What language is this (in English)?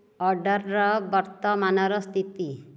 Odia